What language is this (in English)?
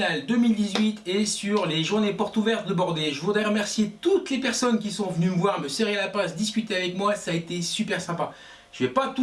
French